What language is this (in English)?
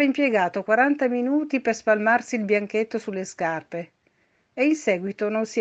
Italian